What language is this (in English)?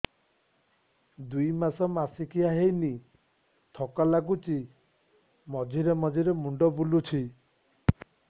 Odia